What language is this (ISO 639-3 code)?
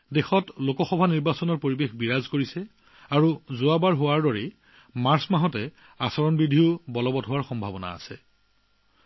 asm